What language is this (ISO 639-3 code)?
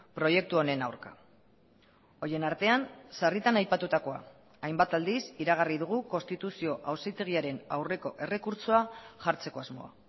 eus